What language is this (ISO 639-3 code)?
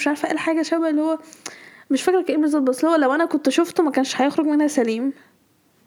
ara